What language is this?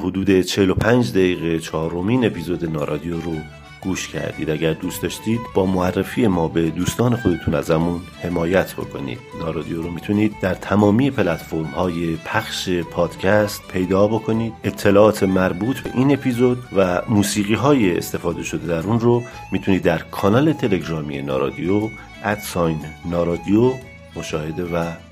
Persian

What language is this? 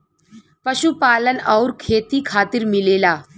Bhojpuri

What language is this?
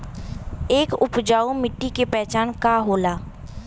Bhojpuri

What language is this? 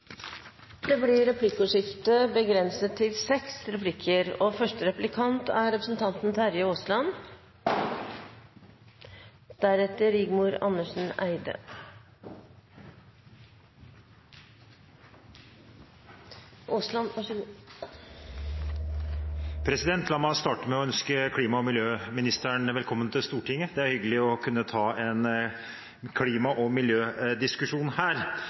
Norwegian Bokmål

